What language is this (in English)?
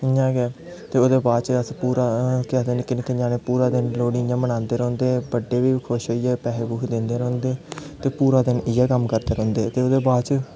Dogri